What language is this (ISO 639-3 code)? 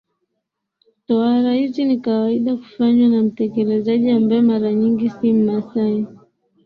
swa